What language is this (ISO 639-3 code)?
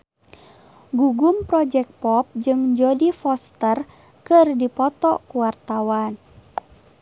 sun